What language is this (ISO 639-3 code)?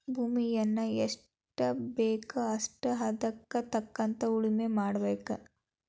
kan